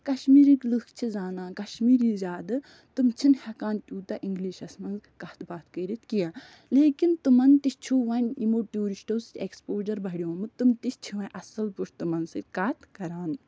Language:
Kashmiri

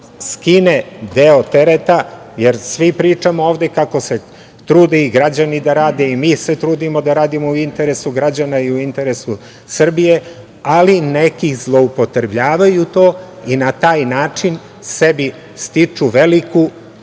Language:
Serbian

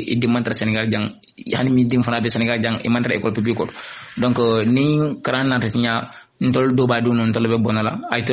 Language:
Indonesian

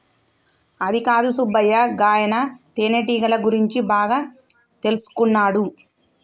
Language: Telugu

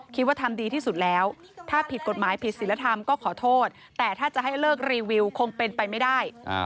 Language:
Thai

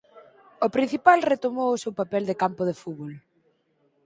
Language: Galician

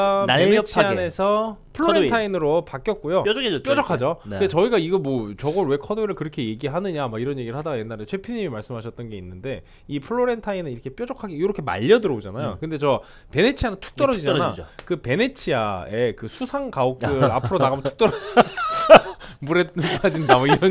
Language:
Korean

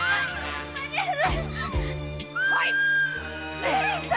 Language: Japanese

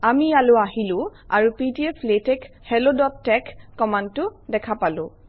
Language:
Assamese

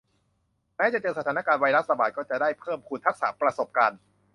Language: Thai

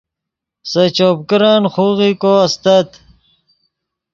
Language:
Yidgha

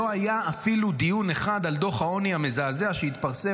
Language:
Hebrew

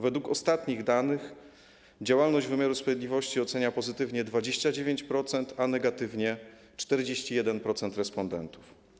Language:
Polish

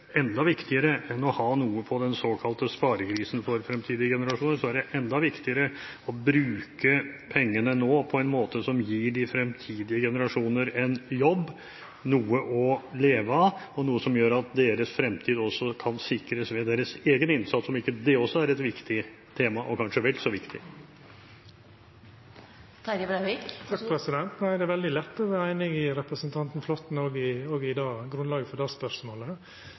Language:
Norwegian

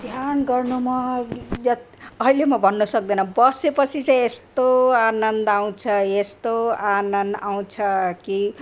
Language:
Nepali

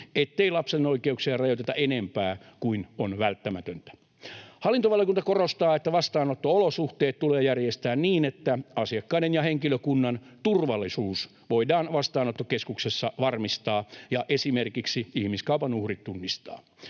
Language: Finnish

